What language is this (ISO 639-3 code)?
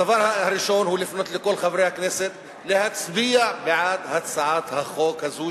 heb